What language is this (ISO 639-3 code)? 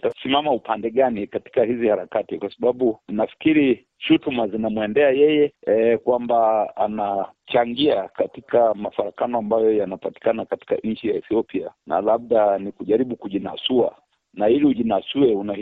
swa